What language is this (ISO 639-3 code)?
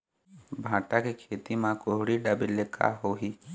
hne